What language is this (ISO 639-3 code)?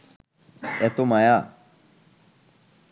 ben